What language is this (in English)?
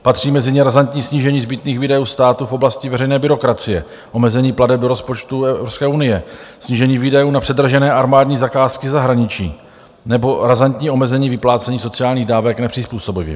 Czech